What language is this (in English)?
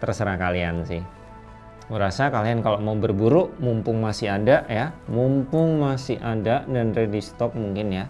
Indonesian